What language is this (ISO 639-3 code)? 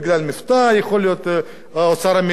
heb